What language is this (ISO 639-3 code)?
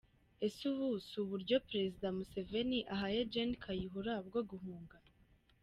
kin